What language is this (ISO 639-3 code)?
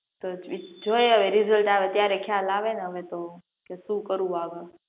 guj